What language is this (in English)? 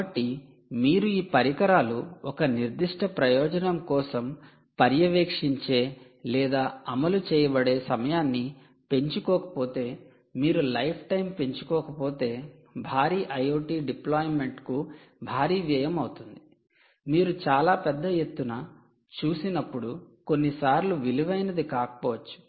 Telugu